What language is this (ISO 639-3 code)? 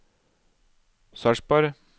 nor